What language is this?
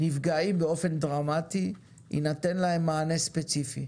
Hebrew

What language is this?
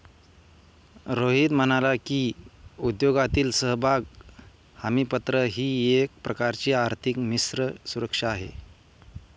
Marathi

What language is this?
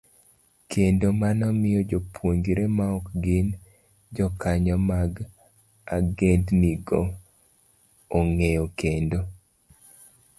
Luo (Kenya and Tanzania)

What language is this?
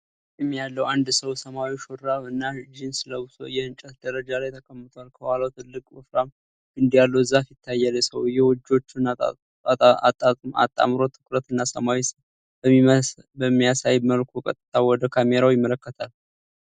Amharic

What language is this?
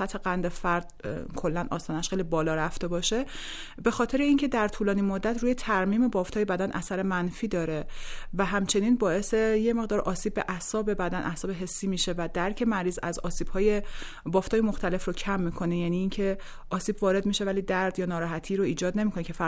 Persian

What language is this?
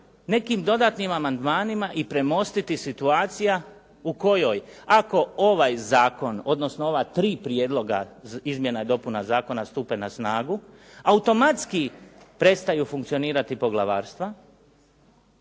Croatian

